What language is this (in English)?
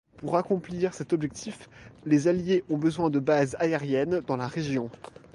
French